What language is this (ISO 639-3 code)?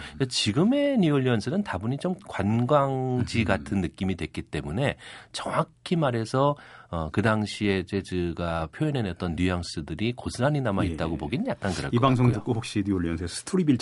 kor